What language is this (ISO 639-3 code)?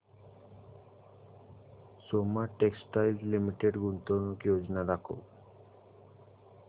mar